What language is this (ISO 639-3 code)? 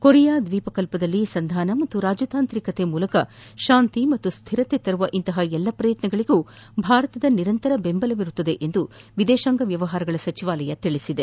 kan